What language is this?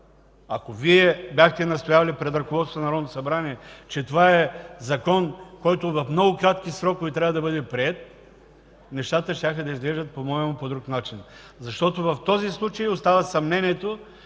Bulgarian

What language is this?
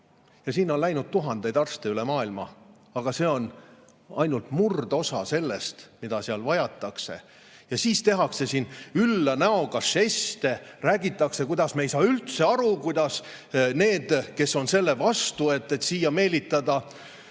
Estonian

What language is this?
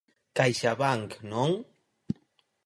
Galician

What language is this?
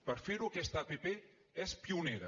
Catalan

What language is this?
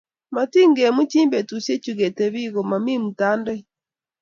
Kalenjin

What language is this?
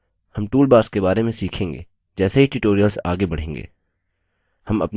Hindi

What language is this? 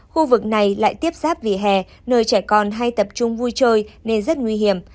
Vietnamese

